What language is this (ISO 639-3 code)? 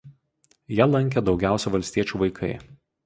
lit